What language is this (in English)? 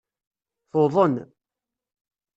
Kabyle